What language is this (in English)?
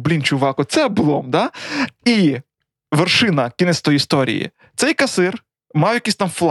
Ukrainian